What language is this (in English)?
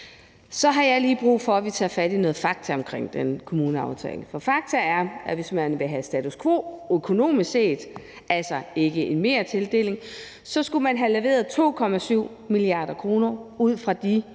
Danish